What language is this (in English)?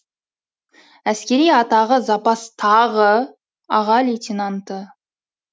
Kazakh